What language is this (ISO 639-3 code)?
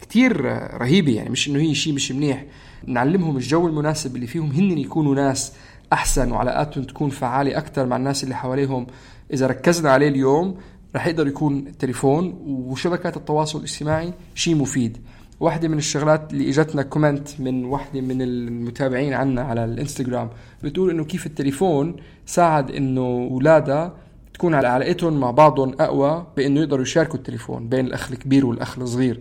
ara